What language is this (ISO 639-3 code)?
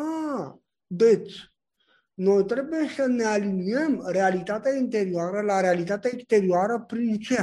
ron